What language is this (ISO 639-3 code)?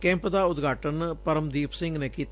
pan